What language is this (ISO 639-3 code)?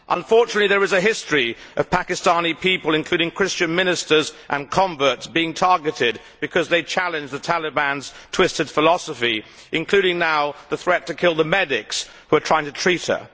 eng